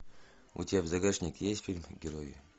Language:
Russian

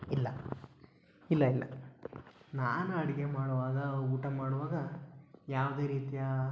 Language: Kannada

